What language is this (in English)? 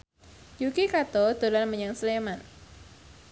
Javanese